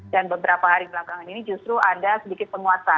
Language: Indonesian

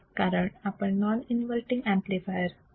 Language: Marathi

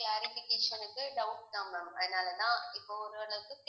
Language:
Tamil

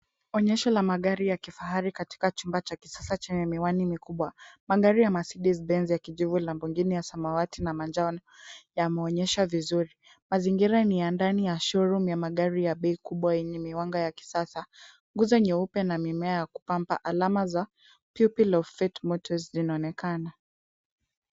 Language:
Swahili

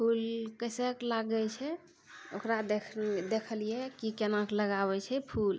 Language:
Maithili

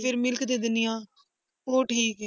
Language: Punjabi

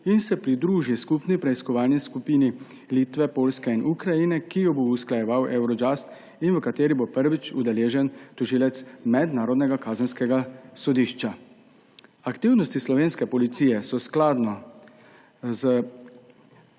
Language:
Slovenian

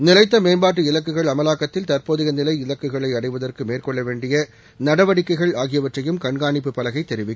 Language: Tamil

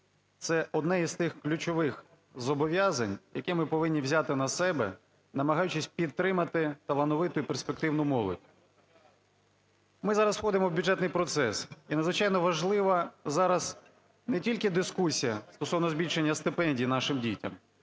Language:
Ukrainian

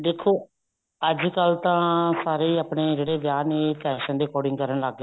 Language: Punjabi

